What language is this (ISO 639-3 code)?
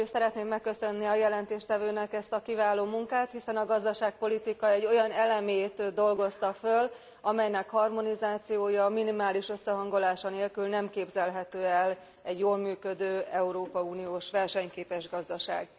hun